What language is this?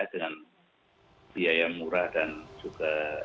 Indonesian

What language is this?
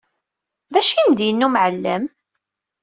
Kabyle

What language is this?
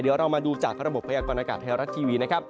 Thai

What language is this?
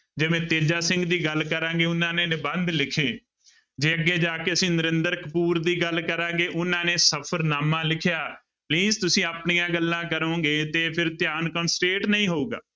Punjabi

